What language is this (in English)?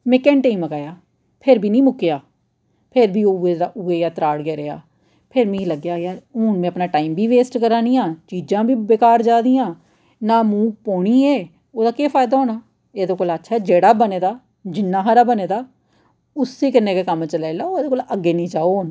Dogri